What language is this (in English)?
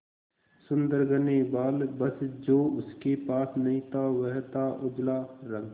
Hindi